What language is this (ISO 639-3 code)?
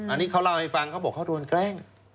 tha